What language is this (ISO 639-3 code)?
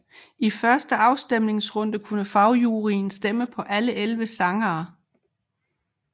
dan